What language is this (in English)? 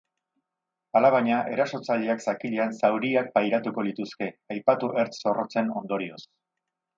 Basque